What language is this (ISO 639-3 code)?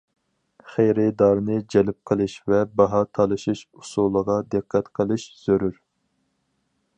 uig